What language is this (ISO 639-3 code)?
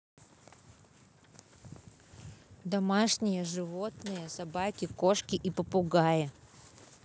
rus